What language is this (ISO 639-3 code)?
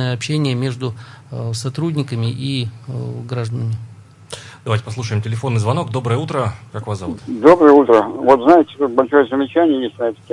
rus